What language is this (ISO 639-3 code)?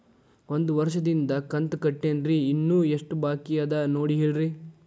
kan